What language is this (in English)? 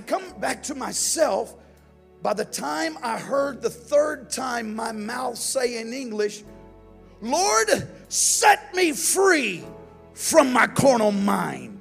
English